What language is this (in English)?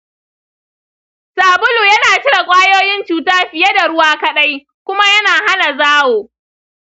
Hausa